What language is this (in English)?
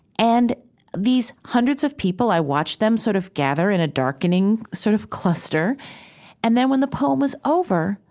English